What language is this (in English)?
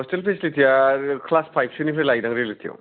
Bodo